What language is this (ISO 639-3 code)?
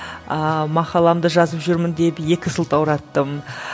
kaz